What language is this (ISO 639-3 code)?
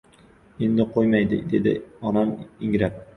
uzb